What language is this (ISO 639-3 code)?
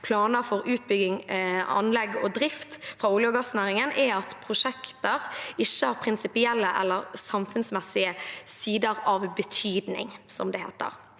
nor